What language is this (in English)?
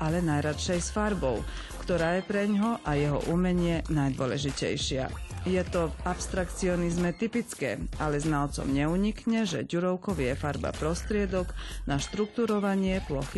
Slovak